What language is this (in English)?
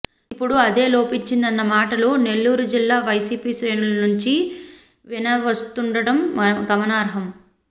Telugu